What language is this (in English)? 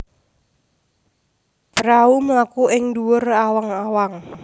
Javanese